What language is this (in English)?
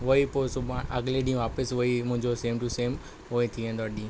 Sindhi